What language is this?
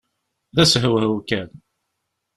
Kabyle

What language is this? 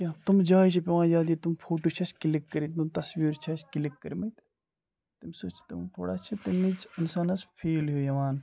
Kashmiri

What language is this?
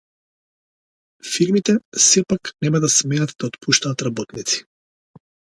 Macedonian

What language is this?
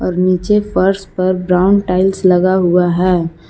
Hindi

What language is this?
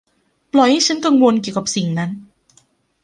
Thai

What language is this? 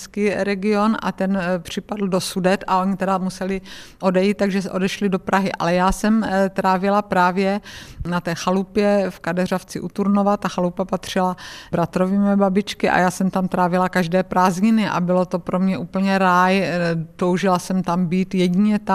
Czech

